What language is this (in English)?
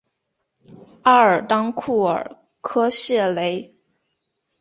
Chinese